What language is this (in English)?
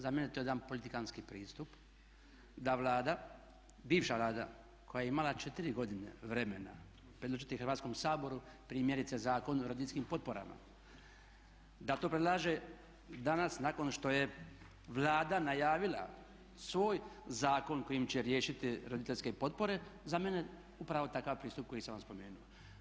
Croatian